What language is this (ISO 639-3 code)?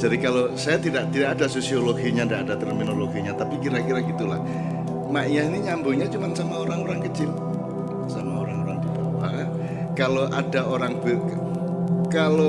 ind